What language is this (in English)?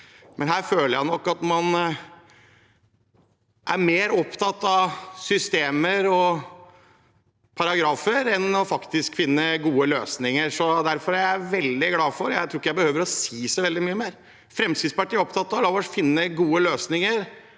Norwegian